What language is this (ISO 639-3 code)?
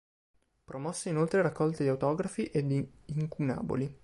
ita